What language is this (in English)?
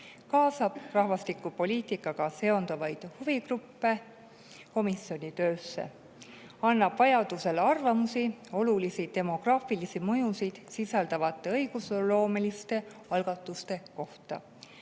Estonian